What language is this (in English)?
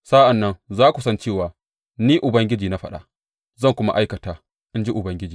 Hausa